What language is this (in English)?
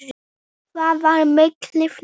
Icelandic